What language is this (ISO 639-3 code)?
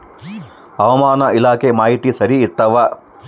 kan